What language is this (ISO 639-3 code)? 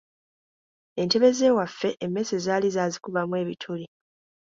lug